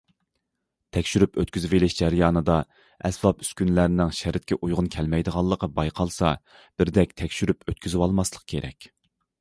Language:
Uyghur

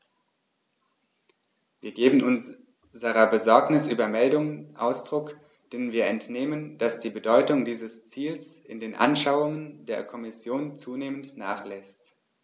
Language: German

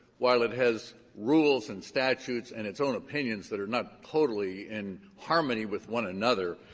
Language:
English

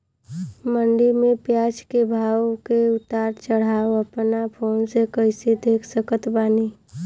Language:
Bhojpuri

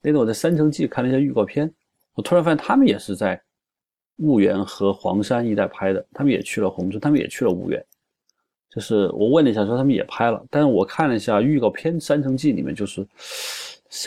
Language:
Chinese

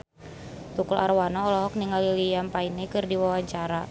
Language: Sundanese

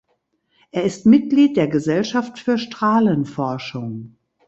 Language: German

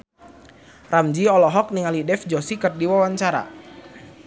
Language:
Sundanese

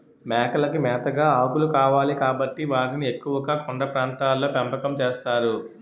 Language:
Telugu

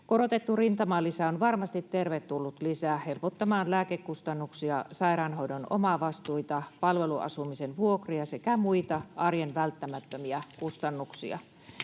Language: Finnish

